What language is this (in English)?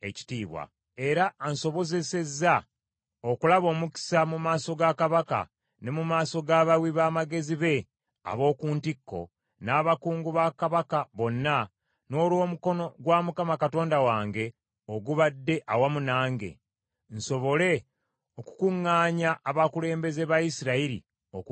Ganda